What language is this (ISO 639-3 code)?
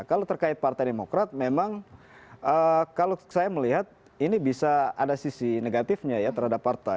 ind